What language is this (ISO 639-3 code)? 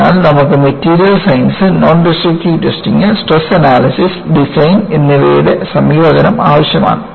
mal